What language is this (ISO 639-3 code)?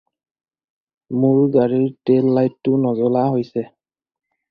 asm